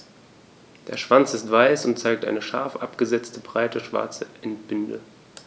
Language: German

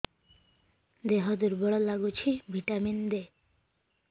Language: Odia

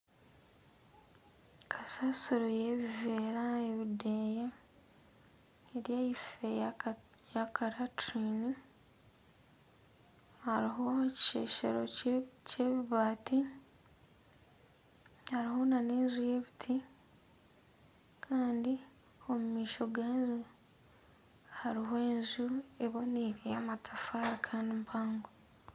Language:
Nyankole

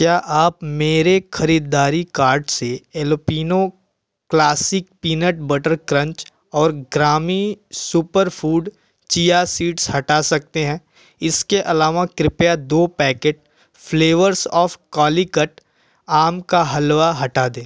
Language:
Hindi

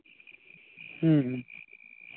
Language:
Santali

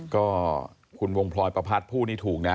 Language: Thai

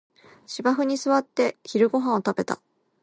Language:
Japanese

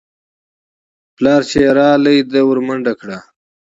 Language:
Pashto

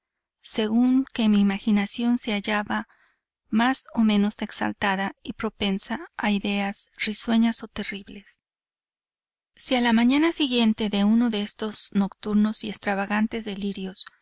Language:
Spanish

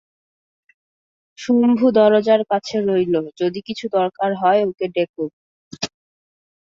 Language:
Bangla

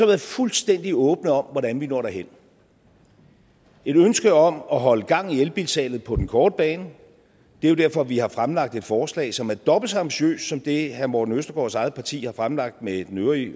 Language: Danish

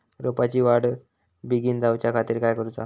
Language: Marathi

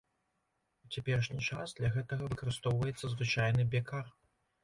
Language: Belarusian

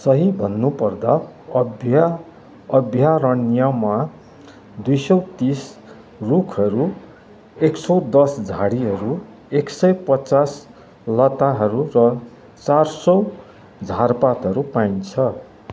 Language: Nepali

